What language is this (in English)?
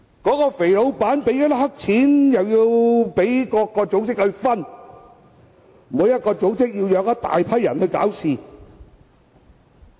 Cantonese